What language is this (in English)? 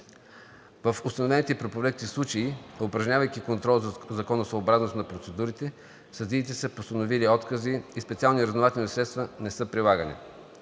Bulgarian